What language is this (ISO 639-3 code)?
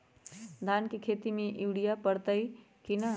mag